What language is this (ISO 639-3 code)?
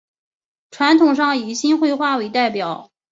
zho